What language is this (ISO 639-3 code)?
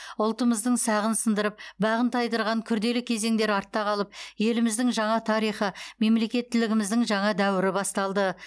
kaz